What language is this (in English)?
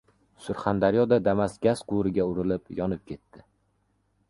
Uzbek